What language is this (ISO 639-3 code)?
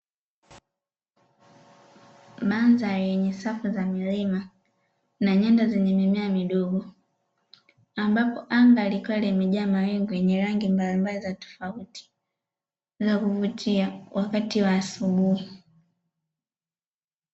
swa